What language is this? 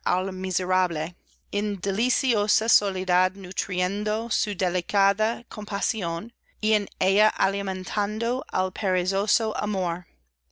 Spanish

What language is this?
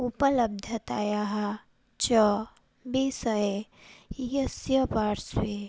Sanskrit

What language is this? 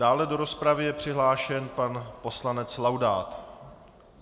Czech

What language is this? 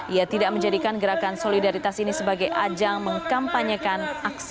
Indonesian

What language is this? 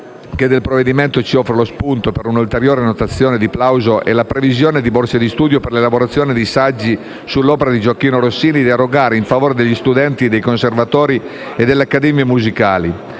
Italian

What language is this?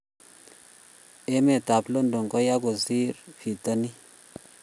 Kalenjin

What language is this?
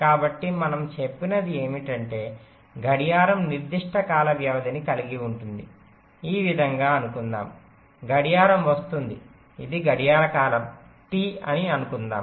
Telugu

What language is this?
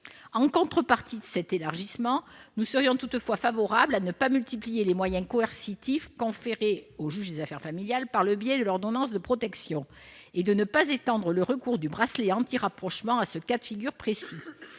French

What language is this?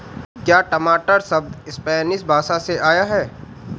Hindi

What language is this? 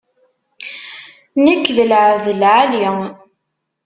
Kabyle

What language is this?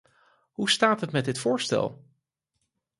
Dutch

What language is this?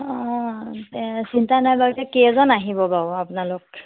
Assamese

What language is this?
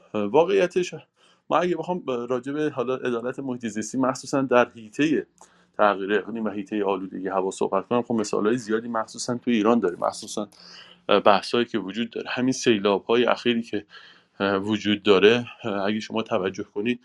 Persian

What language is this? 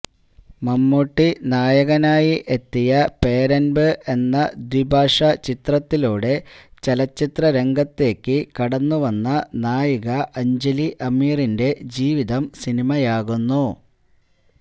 Malayalam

